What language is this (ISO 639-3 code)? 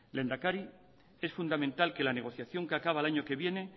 spa